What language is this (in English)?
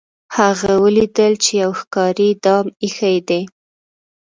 Pashto